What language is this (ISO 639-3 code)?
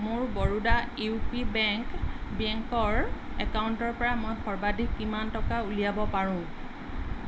asm